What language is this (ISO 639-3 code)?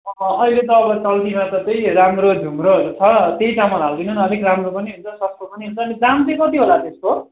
nep